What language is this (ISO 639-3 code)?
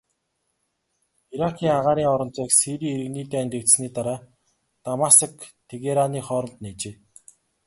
mon